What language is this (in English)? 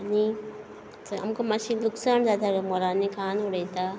Konkani